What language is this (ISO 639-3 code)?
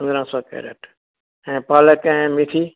snd